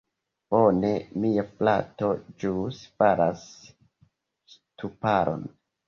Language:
Esperanto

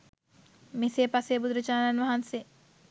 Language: Sinhala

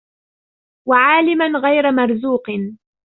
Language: Arabic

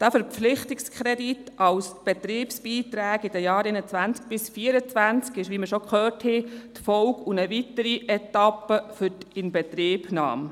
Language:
Swiss German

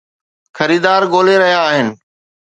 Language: Sindhi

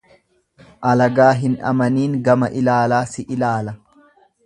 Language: Oromo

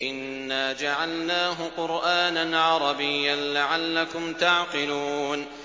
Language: Arabic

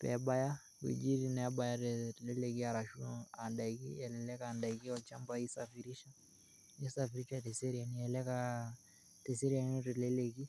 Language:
Masai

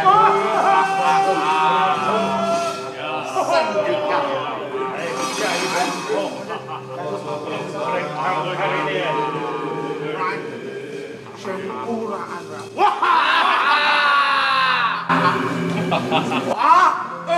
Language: Indonesian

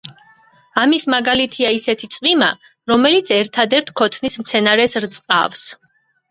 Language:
Georgian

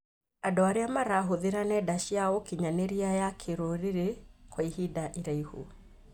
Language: Kikuyu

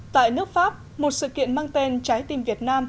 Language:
Vietnamese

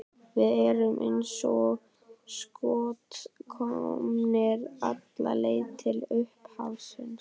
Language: Icelandic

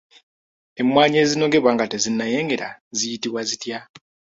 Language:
Ganda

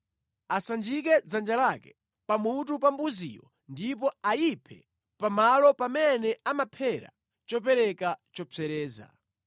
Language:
Nyanja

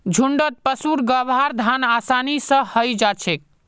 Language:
Magahi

